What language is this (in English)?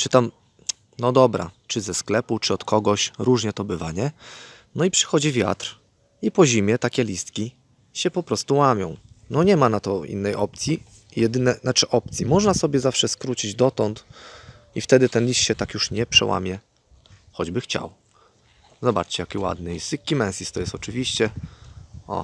Polish